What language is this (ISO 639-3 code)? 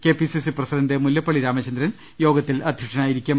mal